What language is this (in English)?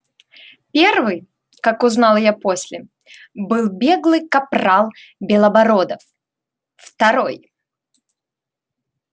Russian